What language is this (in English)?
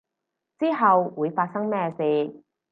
Cantonese